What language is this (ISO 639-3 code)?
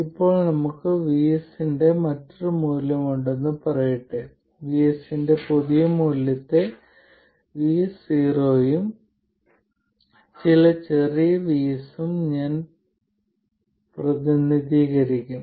mal